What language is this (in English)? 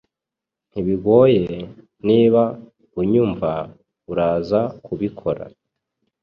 Kinyarwanda